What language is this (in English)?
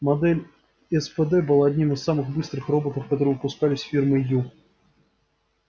Russian